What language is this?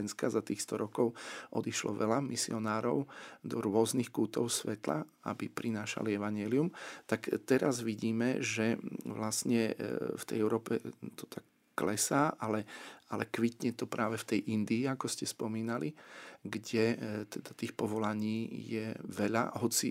Slovak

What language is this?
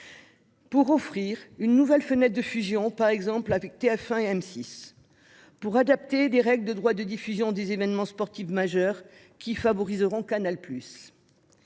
French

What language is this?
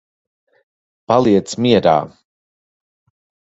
Latvian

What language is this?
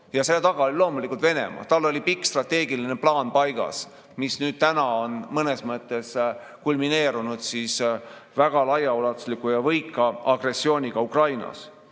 Estonian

